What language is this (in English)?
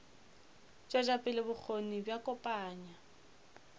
Northern Sotho